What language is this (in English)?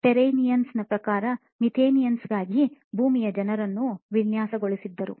Kannada